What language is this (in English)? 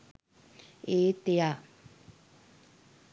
Sinhala